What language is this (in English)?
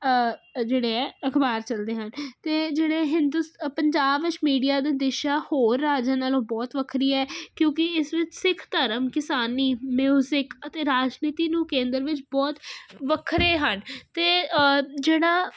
Punjabi